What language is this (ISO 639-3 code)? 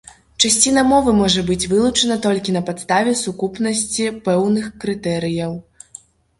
bel